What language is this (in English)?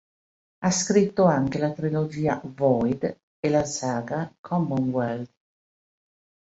Italian